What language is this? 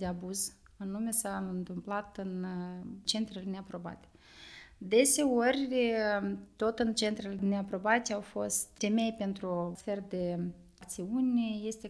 Romanian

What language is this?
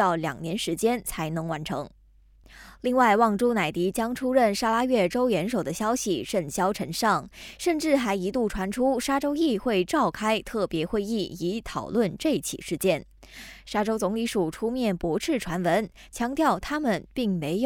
Chinese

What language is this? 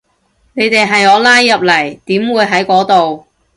Cantonese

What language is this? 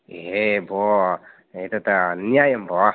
Sanskrit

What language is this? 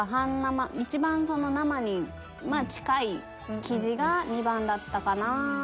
Japanese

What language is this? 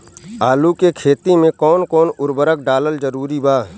Bhojpuri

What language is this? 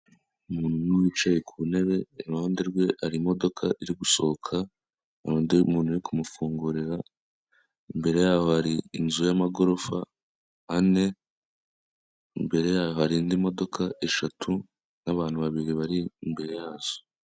Kinyarwanda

